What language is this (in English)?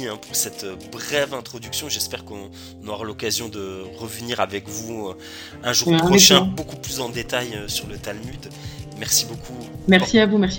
French